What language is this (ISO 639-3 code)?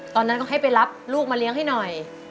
tha